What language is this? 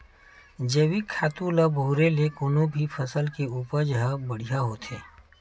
Chhattisgarhi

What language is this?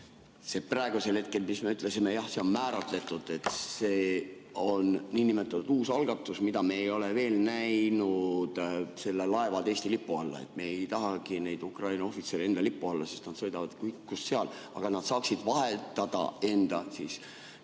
Estonian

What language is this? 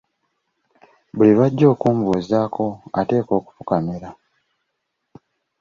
Ganda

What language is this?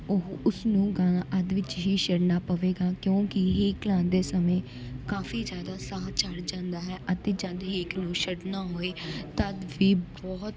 Punjabi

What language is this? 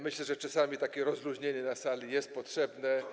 Polish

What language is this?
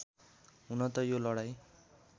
Nepali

